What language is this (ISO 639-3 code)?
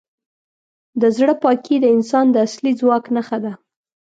pus